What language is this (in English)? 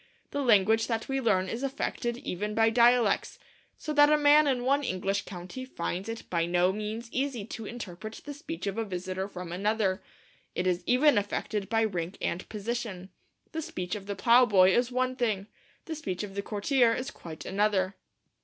English